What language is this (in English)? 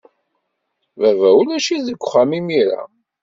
Kabyle